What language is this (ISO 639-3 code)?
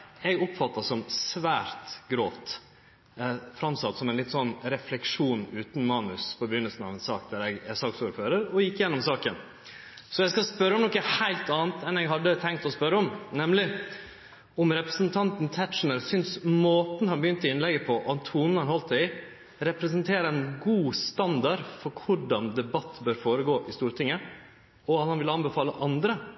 nno